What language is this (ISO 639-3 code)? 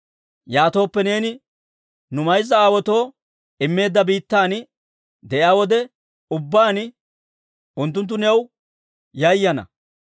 dwr